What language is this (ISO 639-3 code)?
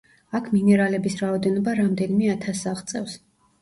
kat